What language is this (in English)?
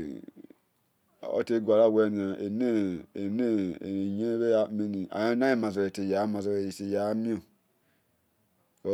Esan